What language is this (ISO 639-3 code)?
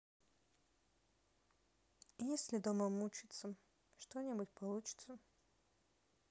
rus